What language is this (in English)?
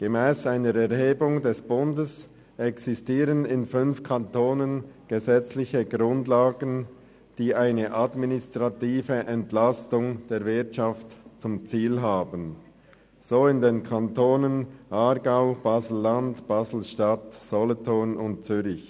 Swiss German